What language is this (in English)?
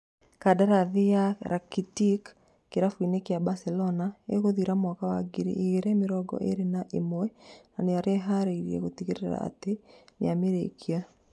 Kikuyu